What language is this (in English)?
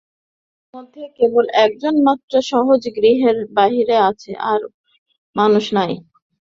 Bangla